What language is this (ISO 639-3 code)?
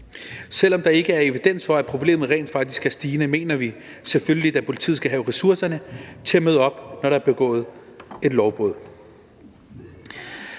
dan